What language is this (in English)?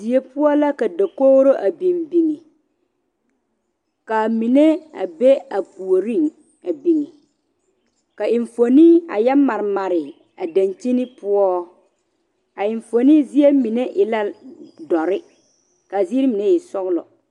Southern Dagaare